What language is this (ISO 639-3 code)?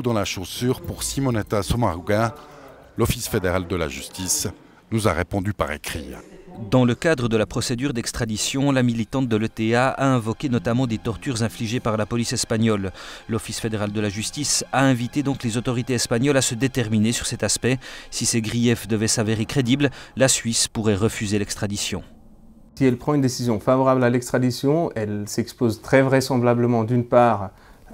fra